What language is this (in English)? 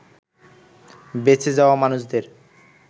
Bangla